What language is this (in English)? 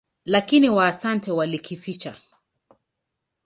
Swahili